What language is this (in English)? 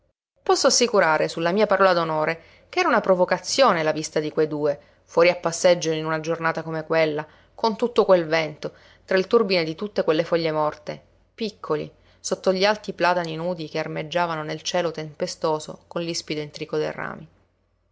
Italian